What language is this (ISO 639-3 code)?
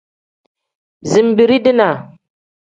kdh